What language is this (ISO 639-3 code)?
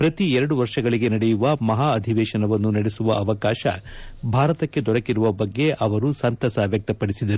kan